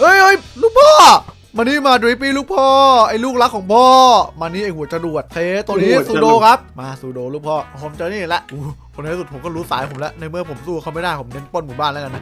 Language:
Thai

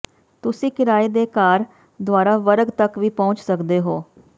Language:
Punjabi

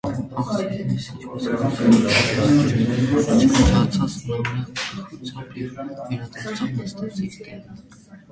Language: Armenian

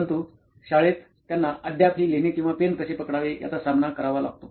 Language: Marathi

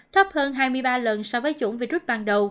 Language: Vietnamese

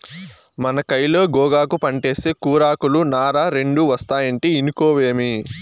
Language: Telugu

